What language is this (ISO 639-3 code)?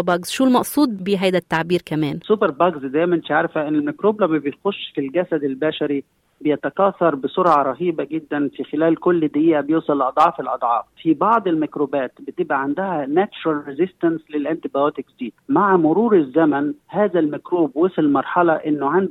ara